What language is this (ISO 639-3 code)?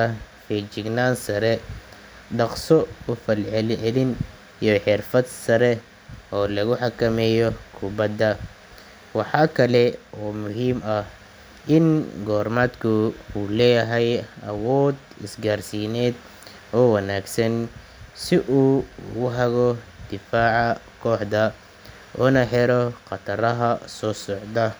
som